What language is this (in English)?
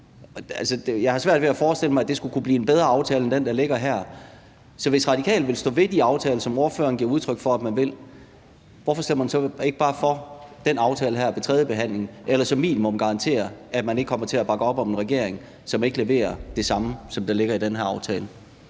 Danish